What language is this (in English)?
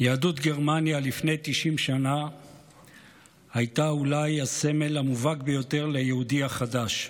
Hebrew